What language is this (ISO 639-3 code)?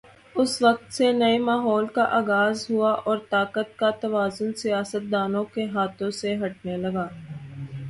urd